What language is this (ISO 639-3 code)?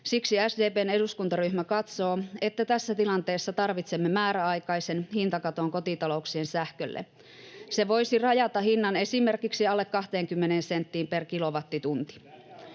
fin